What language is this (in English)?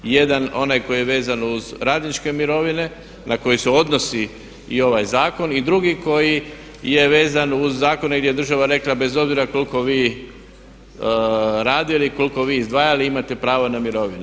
Croatian